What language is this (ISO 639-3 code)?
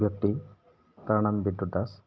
asm